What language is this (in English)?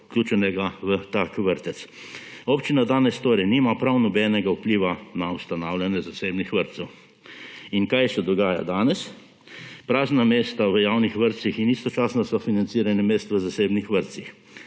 Slovenian